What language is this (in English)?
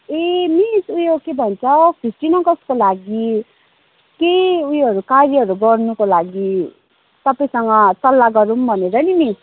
Nepali